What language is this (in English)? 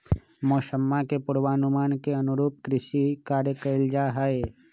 Magahi